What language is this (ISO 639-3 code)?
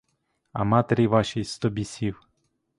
ukr